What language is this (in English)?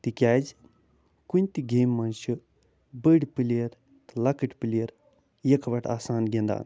Kashmiri